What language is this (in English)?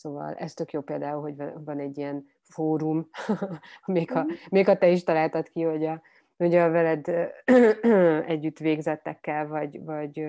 Hungarian